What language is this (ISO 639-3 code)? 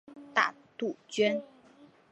zho